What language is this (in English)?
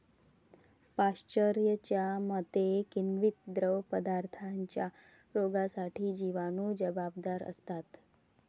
Marathi